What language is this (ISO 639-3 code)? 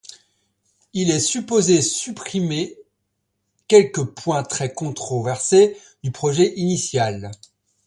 fra